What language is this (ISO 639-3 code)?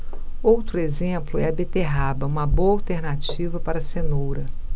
por